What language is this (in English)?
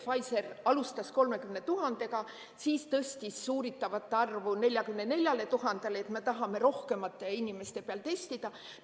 Estonian